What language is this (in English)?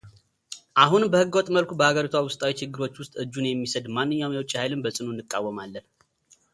Amharic